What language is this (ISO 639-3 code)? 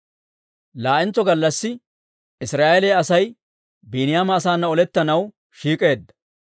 dwr